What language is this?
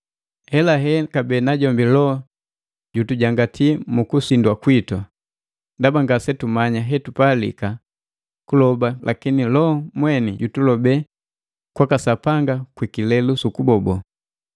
Matengo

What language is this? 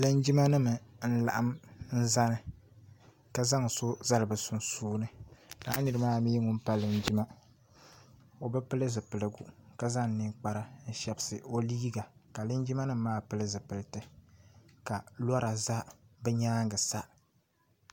Dagbani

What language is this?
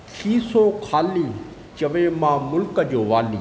Sindhi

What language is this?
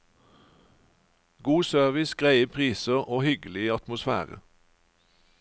Norwegian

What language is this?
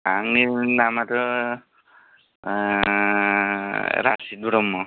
Bodo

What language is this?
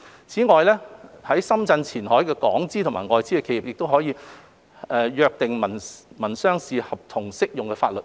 Cantonese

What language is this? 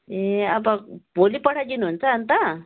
Nepali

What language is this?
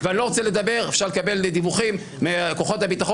Hebrew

